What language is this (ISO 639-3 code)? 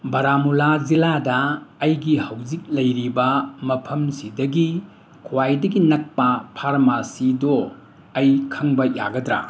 mni